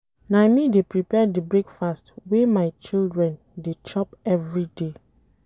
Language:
Nigerian Pidgin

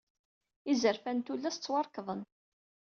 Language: Kabyle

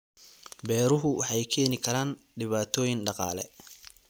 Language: Somali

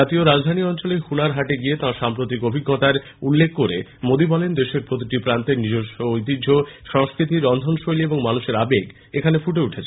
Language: Bangla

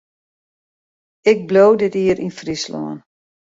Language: Western Frisian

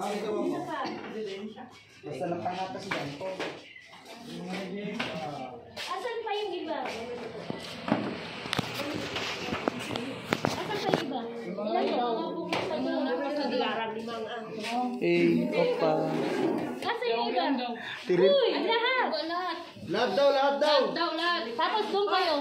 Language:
Filipino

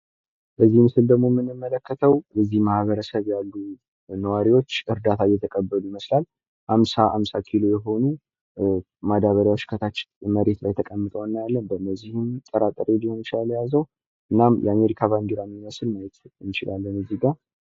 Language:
Amharic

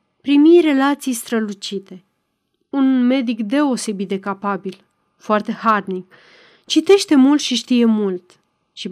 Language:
Romanian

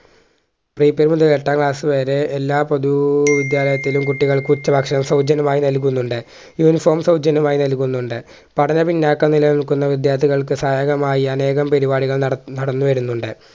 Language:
Malayalam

